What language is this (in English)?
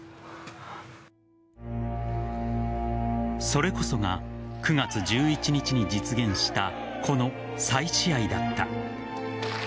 Japanese